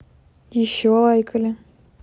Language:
Russian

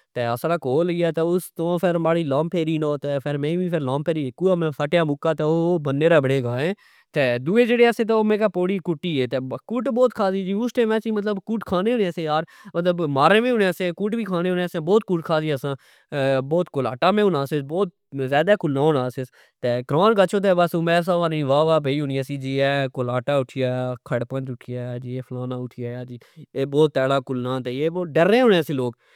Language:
Pahari-Potwari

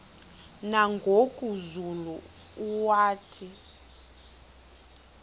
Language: Xhosa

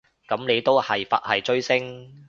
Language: Cantonese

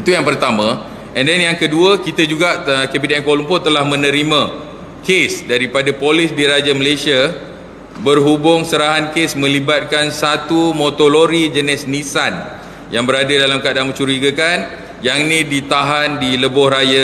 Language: Malay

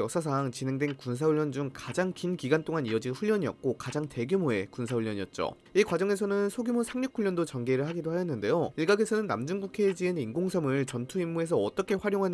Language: Korean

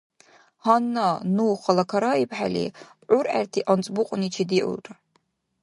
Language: Dargwa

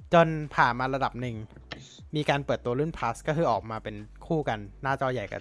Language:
Thai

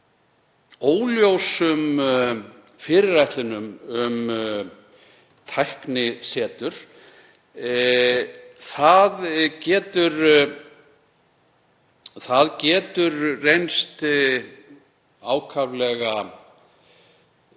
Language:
Icelandic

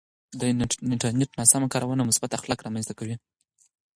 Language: Pashto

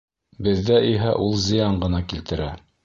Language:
Bashkir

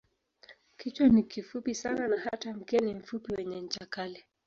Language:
Swahili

